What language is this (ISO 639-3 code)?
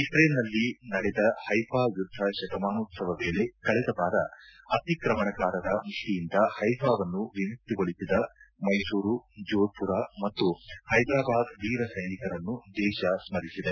kan